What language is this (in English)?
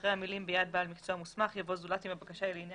Hebrew